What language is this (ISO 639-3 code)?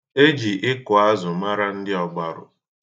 ibo